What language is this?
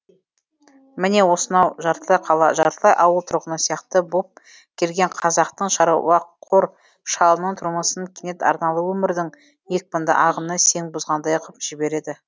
Kazakh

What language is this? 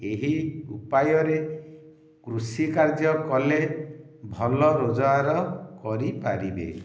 Odia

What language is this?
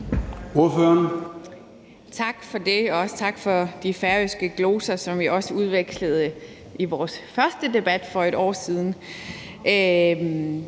Danish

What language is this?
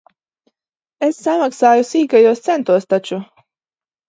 Latvian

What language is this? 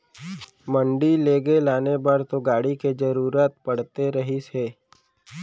Chhattisgarhi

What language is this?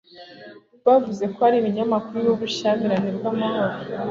Kinyarwanda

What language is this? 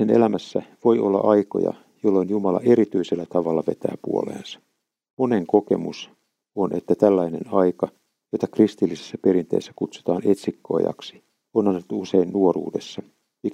Finnish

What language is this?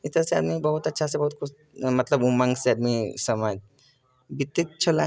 Maithili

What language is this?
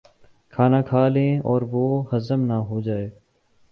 Urdu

